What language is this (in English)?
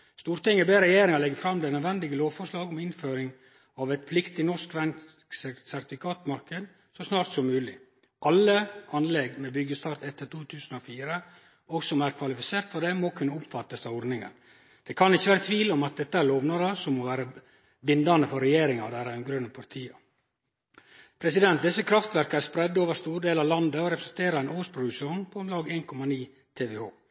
Norwegian Nynorsk